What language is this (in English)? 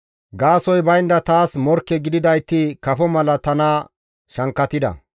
Gamo